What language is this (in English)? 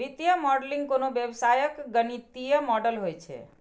Maithili